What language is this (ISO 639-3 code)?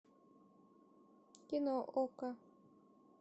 rus